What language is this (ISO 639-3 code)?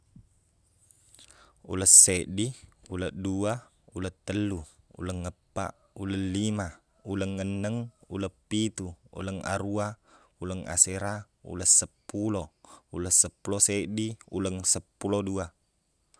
bug